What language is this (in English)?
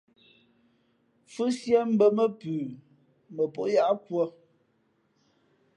Fe'fe'